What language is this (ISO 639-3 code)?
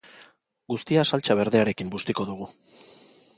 eus